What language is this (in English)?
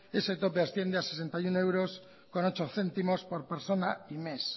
Spanish